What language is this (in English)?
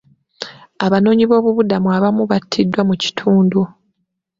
Ganda